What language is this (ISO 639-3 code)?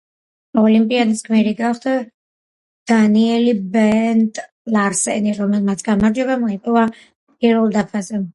kat